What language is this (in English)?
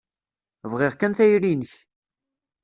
Kabyle